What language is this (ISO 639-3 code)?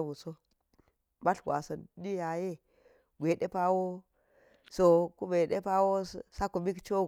gyz